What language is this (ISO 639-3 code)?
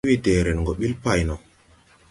tui